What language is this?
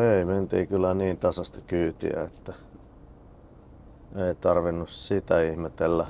Finnish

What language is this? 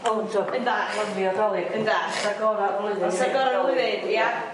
Welsh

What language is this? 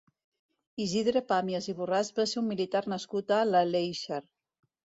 Catalan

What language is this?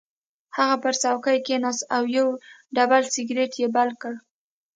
Pashto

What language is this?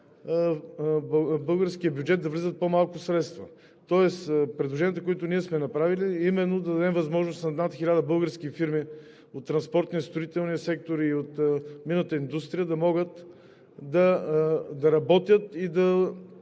Bulgarian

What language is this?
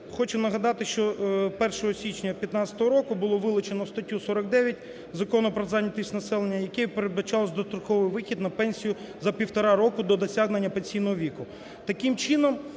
Ukrainian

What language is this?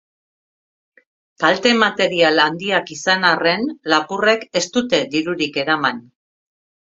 Basque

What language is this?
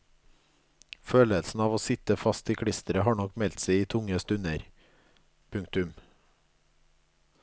Norwegian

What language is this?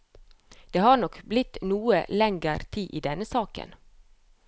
Norwegian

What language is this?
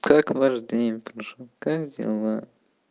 Russian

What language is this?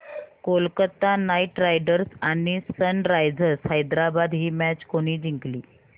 Marathi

